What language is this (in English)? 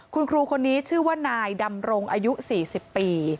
Thai